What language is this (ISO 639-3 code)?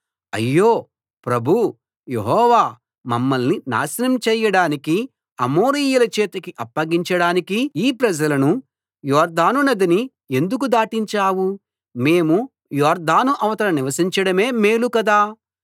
tel